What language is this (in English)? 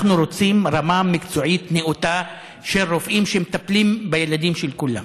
Hebrew